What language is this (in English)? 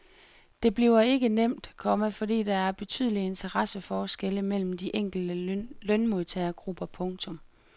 Danish